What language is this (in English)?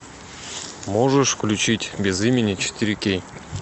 Russian